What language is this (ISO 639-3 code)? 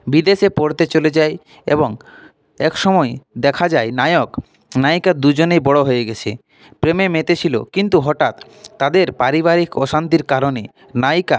ben